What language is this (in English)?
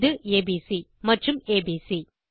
Tamil